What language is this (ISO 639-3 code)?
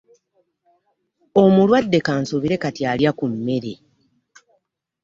lug